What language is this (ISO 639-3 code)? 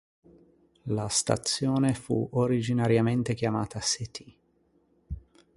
ita